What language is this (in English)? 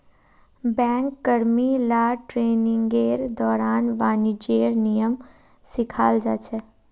Magahi